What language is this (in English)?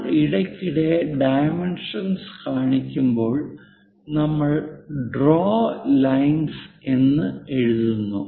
Malayalam